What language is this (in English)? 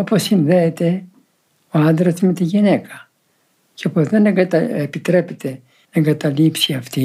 Greek